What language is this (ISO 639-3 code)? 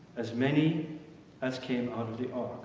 eng